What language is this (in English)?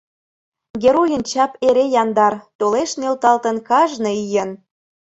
Mari